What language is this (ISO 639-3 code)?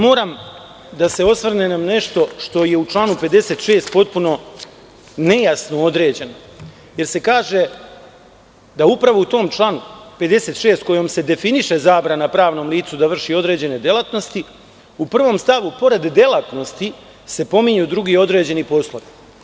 srp